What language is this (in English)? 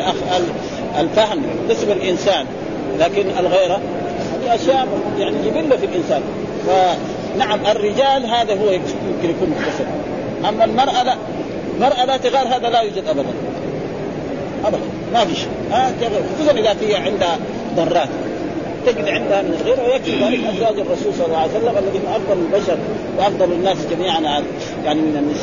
Arabic